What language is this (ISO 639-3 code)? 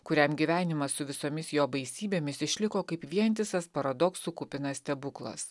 lit